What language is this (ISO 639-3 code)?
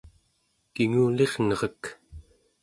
esu